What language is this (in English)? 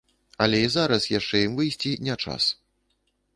Belarusian